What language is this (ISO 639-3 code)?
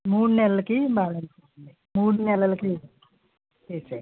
tel